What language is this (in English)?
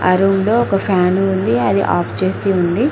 Telugu